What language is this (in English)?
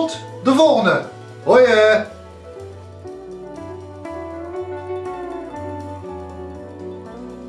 Dutch